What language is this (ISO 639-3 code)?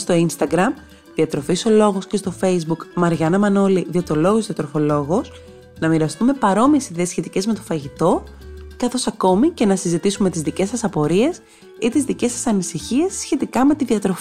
ell